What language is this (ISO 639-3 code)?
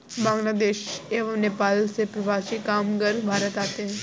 hin